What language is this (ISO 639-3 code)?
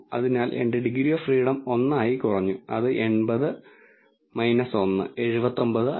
mal